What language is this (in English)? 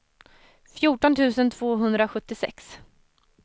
Swedish